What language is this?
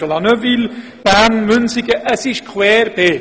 Swiss German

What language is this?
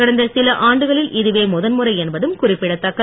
Tamil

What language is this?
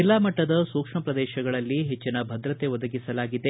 Kannada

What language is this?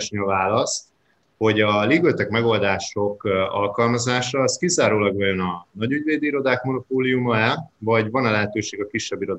Hungarian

